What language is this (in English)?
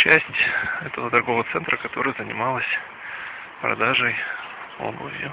Russian